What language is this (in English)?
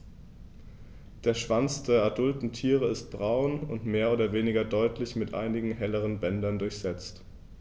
German